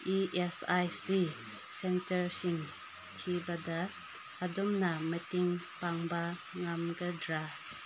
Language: Manipuri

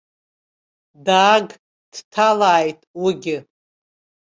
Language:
Abkhazian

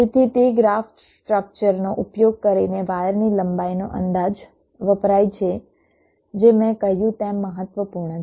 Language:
Gujarati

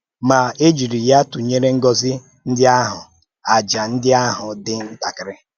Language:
Igbo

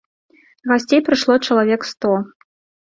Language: Belarusian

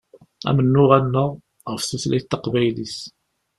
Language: Kabyle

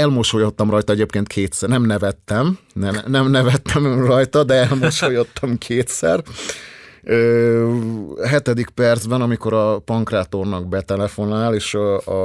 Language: Hungarian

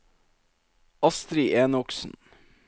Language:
Norwegian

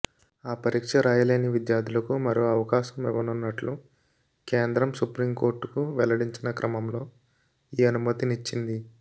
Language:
Telugu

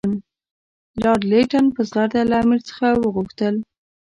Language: Pashto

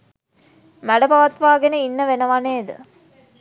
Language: Sinhala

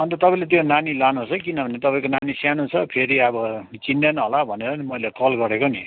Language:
Nepali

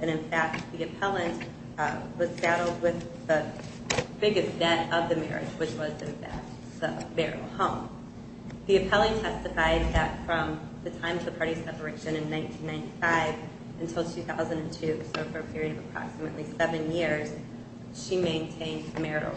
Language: English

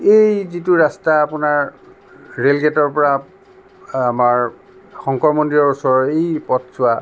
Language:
Assamese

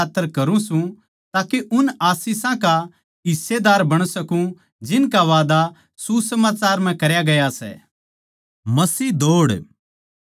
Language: Haryanvi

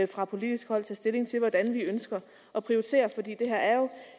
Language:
Danish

